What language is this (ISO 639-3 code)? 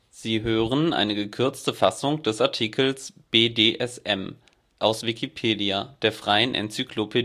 deu